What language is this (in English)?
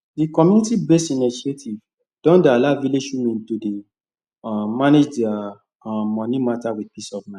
Nigerian Pidgin